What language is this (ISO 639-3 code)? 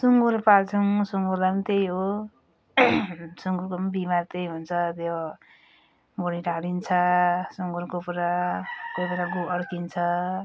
nep